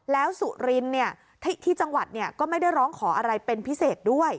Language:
Thai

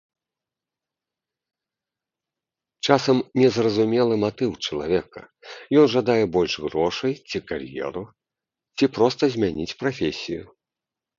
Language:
Belarusian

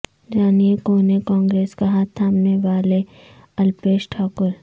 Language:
Urdu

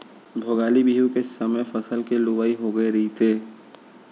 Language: Chhattisgarhi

